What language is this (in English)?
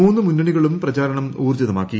Malayalam